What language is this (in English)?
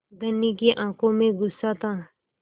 Hindi